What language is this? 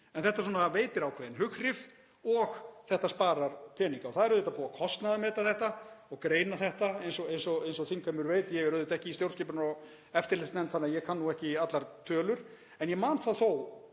Icelandic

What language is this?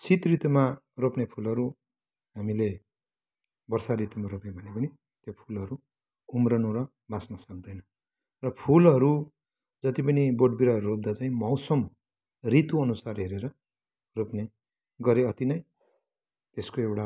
Nepali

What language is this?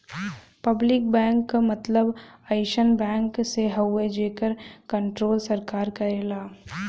Bhojpuri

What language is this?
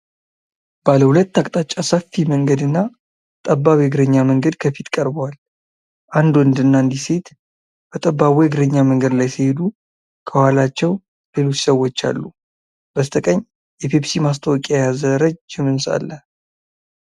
Amharic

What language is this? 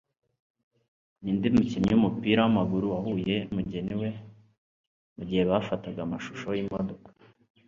Kinyarwanda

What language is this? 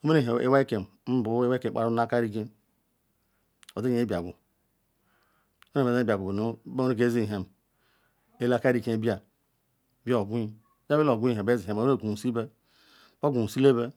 Ikwere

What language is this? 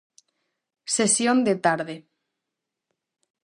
Galician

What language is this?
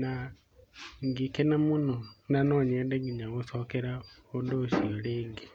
Kikuyu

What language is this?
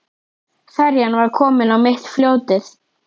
Icelandic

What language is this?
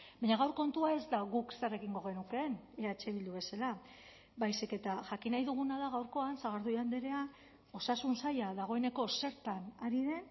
Basque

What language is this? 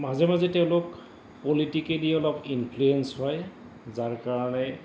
Assamese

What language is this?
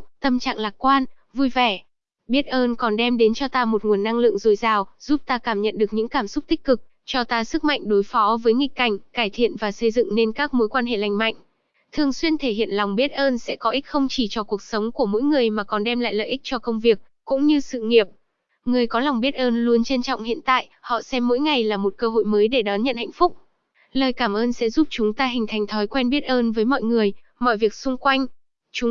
Vietnamese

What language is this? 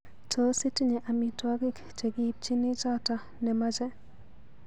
Kalenjin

